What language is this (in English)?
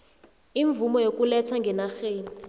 South Ndebele